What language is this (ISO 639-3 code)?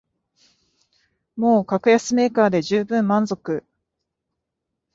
jpn